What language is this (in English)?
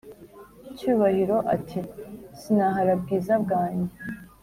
Kinyarwanda